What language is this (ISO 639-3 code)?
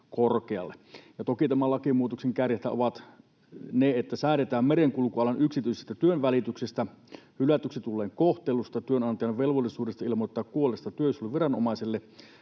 fin